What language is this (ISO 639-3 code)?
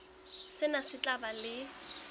sot